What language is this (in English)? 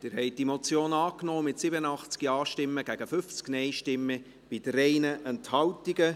Swiss German